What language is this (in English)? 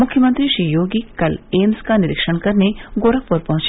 Hindi